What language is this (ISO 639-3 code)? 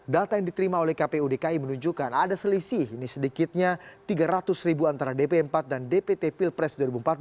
ind